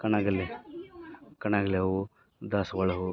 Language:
Kannada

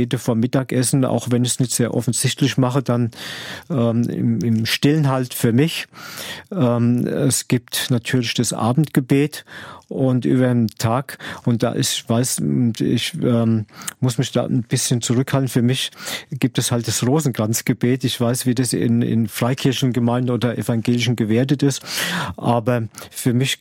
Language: German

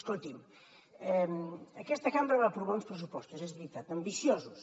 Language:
Catalan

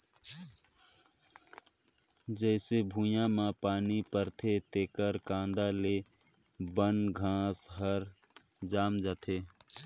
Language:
Chhattisgarhi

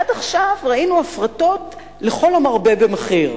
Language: Hebrew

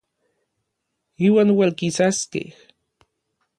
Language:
Orizaba Nahuatl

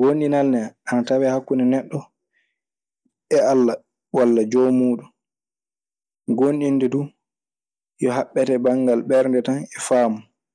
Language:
Maasina Fulfulde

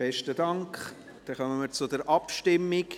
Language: Swiss German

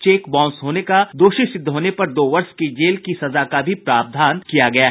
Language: Hindi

